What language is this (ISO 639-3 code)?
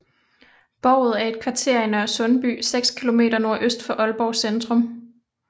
dan